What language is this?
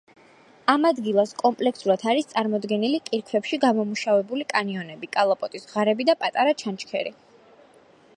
Georgian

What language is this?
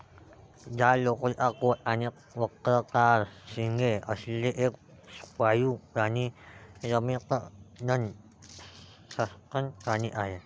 Marathi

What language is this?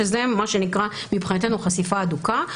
Hebrew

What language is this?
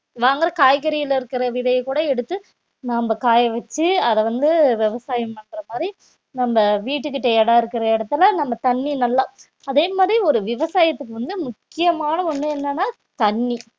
Tamil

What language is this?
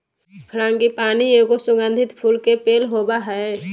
Magahi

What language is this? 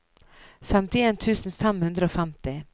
Norwegian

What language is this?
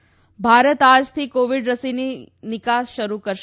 Gujarati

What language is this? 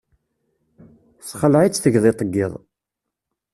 Kabyle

